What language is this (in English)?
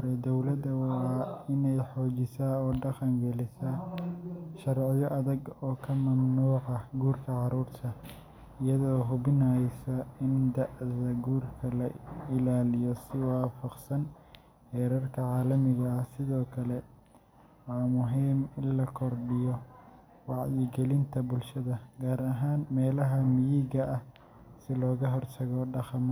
Somali